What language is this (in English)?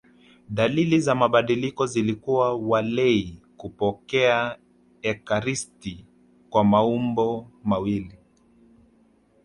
Swahili